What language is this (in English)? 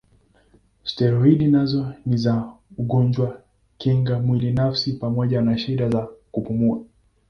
Swahili